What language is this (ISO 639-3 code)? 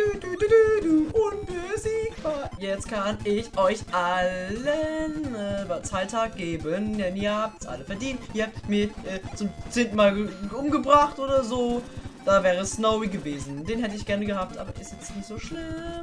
deu